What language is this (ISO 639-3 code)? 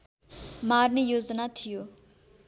nep